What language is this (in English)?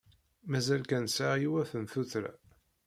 Kabyle